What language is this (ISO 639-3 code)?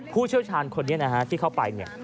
tha